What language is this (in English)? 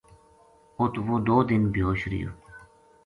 Gujari